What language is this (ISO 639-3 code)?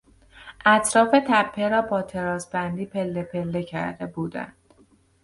fas